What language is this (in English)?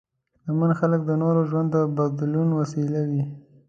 Pashto